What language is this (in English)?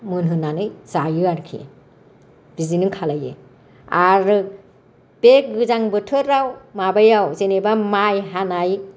Bodo